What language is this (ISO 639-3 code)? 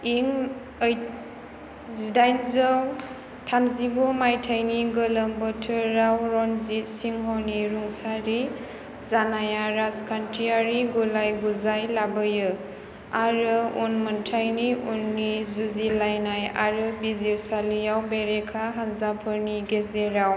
brx